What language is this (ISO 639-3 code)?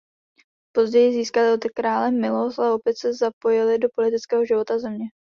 ces